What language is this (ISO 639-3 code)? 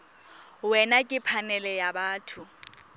tsn